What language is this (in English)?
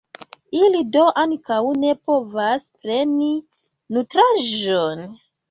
Esperanto